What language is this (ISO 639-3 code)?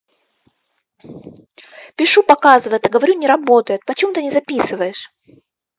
rus